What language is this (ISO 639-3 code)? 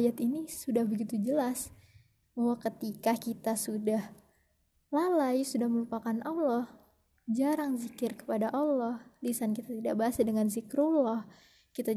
ind